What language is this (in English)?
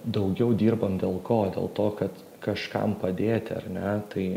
Lithuanian